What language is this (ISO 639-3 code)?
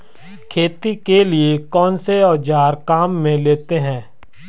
hin